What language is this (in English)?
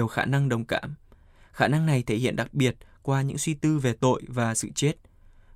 Vietnamese